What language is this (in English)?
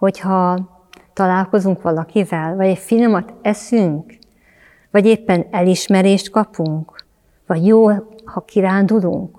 Hungarian